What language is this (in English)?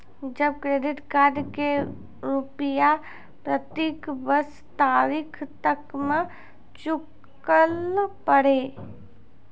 Maithili